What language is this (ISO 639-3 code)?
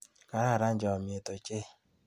kln